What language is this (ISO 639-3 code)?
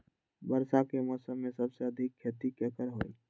mag